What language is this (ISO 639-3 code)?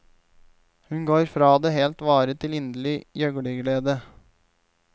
nor